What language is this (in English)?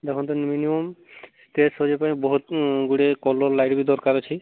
Odia